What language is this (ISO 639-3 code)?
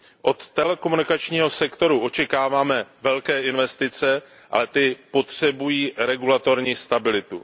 ces